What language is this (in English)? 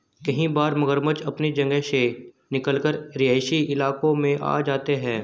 Hindi